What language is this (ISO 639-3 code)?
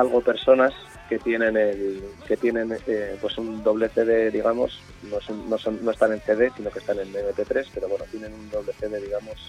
spa